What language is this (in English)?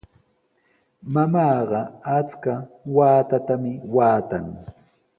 Sihuas Ancash Quechua